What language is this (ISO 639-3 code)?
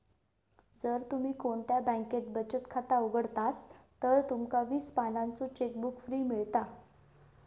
mar